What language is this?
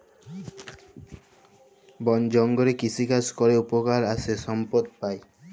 Bangla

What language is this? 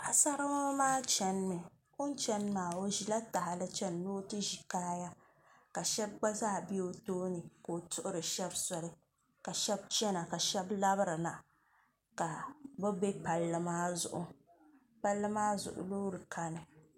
Dagbani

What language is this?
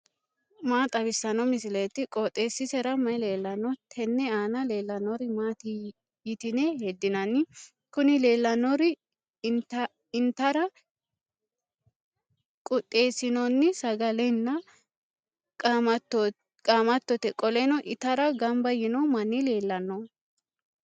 Sidamo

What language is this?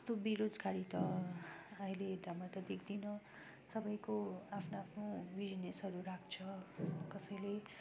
Nepali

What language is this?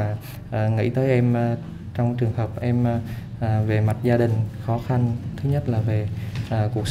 Vietnamese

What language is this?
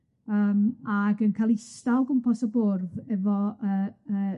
Welsh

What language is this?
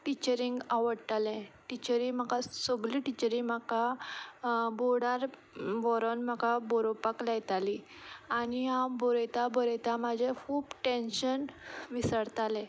Konkani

